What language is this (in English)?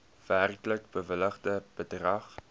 Afrikaans